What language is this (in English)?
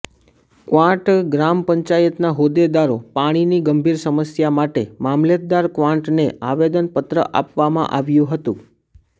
Gujarati